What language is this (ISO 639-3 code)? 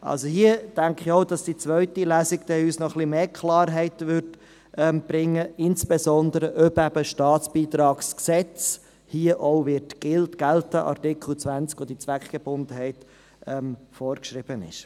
gsw